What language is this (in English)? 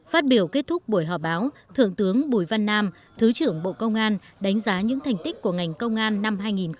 Vietnamese